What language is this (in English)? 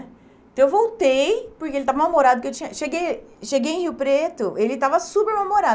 Portuguese